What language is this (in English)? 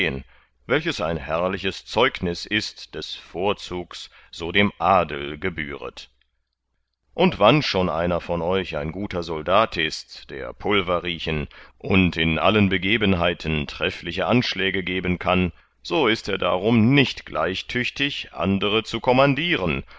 German